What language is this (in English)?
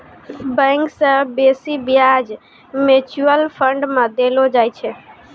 Maithili